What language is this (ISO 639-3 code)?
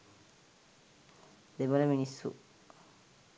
sin